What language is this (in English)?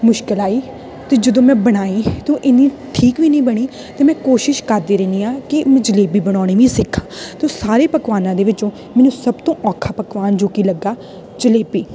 Punjabi